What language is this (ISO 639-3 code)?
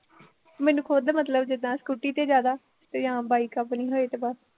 pan